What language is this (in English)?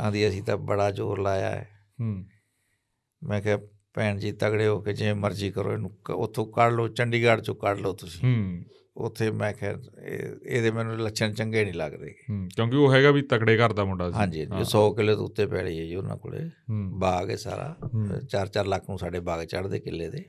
Punjabi